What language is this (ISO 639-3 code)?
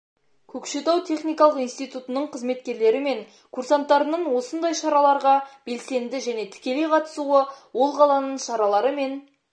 kaz